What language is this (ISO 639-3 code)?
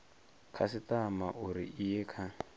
ven